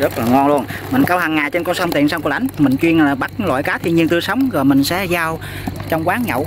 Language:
Vietnamese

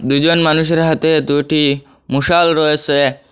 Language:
Bangla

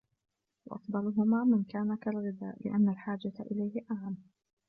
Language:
Arabic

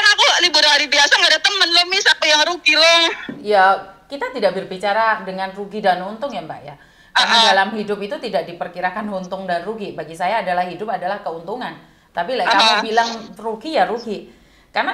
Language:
Indonesian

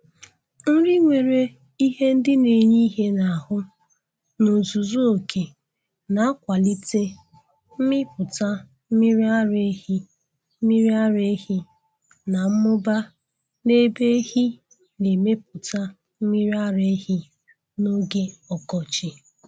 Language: Igbo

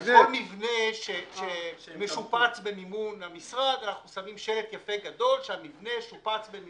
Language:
Hebrew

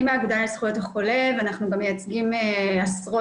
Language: Hebrew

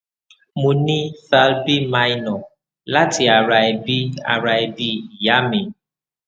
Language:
Yoruba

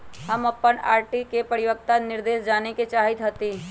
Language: Magahi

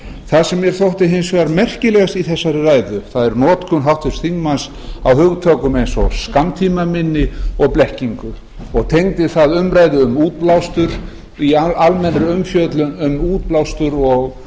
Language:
Icelandic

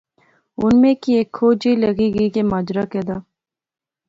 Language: Pahari-Potwari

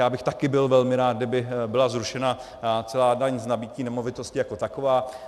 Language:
Czech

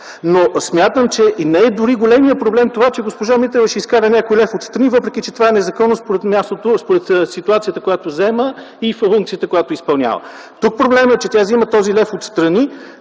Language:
Bulgarian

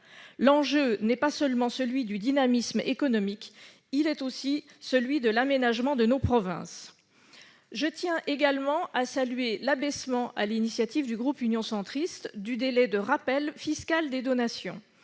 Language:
French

